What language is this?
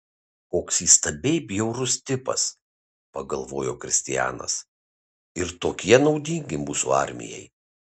Lithuanian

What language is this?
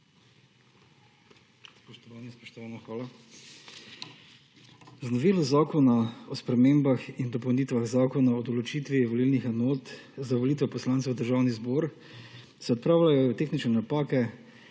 Slovenian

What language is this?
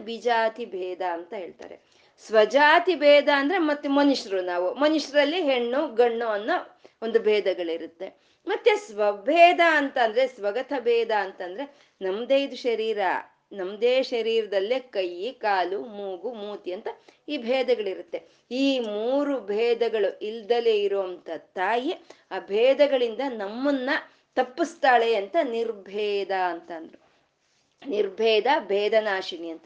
Kannada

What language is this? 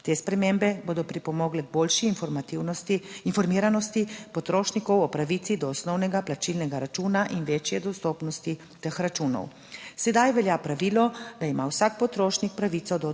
Slovenian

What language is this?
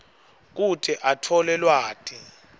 Swati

